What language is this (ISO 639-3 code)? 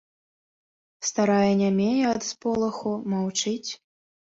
bel